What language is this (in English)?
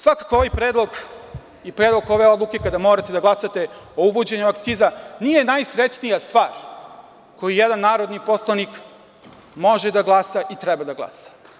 Serbian